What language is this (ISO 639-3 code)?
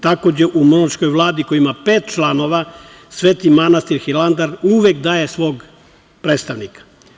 srp